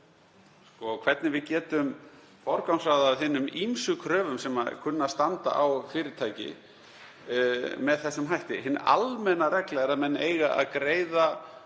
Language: Icelandic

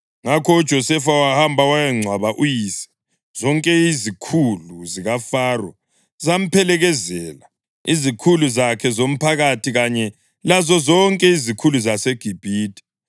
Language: North Ndebele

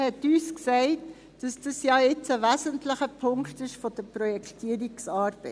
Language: Swiss German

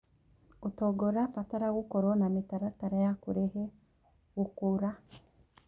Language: Kikuyu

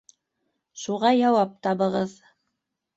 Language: Bashkir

